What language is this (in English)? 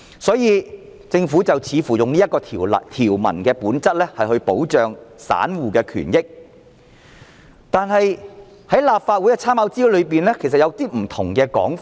Cantonese